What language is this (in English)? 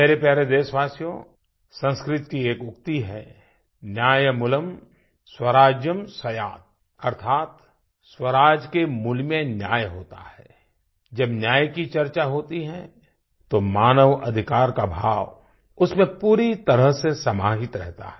Hindi